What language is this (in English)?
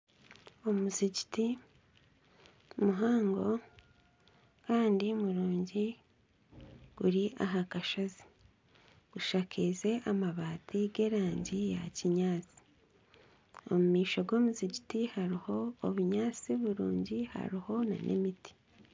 Nyankole